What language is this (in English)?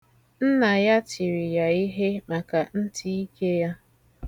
Igbo